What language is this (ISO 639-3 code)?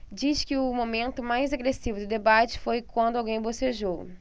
por